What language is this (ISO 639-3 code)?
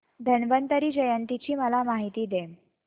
mar